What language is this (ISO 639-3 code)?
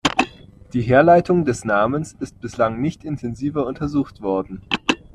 deu